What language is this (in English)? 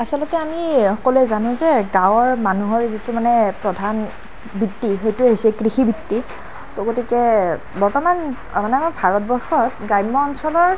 Assamese